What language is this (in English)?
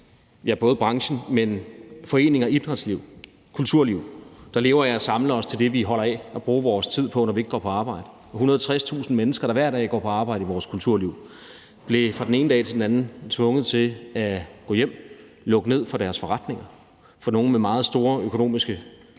Danish